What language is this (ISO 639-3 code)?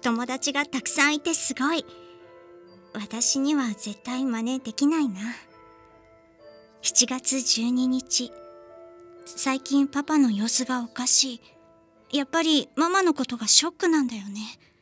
jpn